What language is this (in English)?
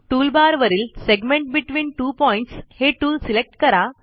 Marathi